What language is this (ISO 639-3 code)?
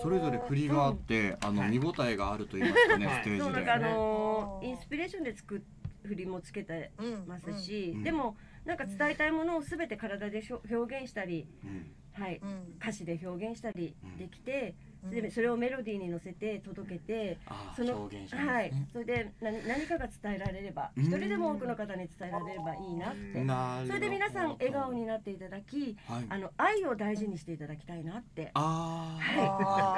jpn